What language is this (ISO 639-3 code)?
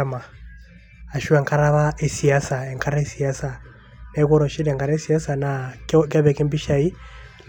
mas